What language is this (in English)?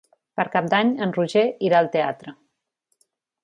Catalan